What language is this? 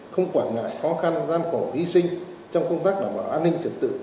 Vietnamese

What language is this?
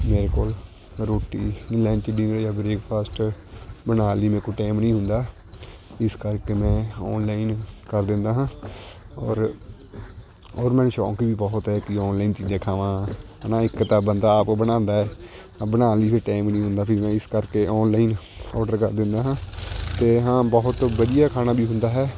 Punjabi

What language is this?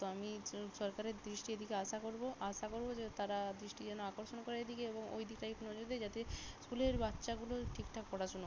Bangla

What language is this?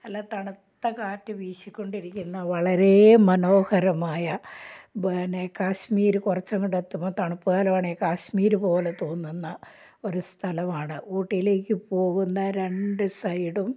Malayalam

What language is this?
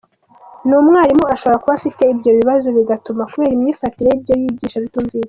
Kinyarwanda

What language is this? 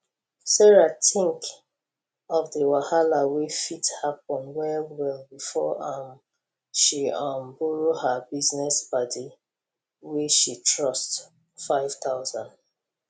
Nigerian Pidgin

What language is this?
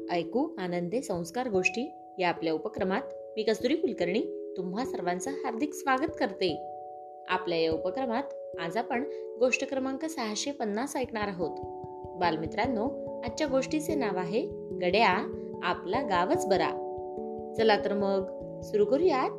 Marathi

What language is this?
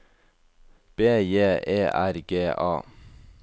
Norwegian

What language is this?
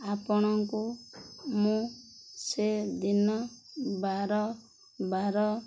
Odia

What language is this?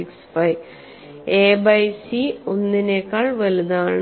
Malayalam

